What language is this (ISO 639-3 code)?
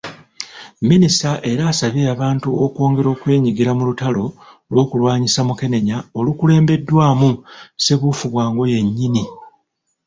lug